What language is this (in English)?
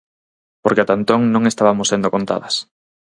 Galician